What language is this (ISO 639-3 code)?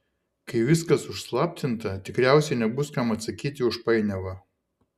lit